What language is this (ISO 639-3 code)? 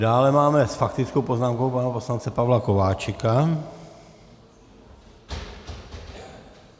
ces